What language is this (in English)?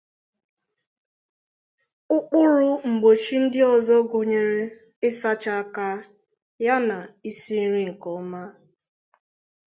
Igbo